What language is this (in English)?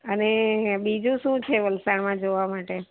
Gujarati